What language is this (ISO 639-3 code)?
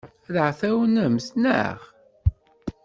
kab